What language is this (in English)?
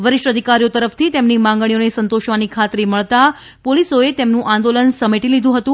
Gujarati